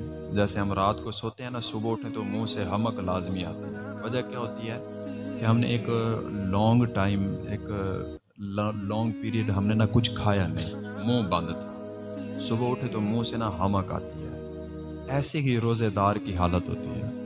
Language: Urdu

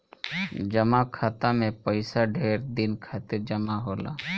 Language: Bhojpuri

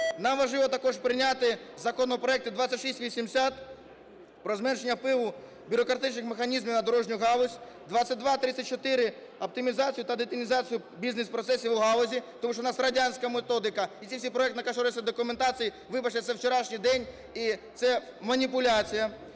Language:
Ukrainian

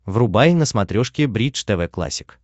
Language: Russian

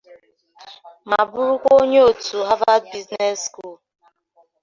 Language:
Igbo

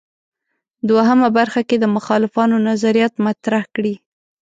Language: Pashto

